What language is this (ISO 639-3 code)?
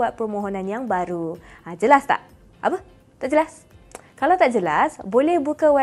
msa